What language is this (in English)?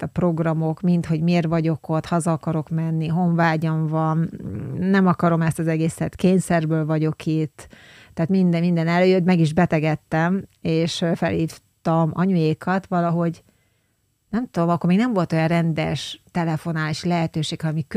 Hungarian